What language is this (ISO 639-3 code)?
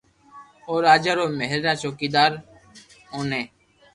lrk